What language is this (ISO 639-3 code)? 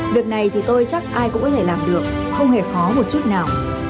vie